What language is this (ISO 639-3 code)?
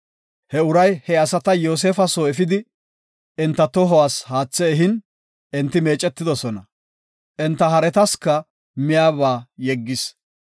gof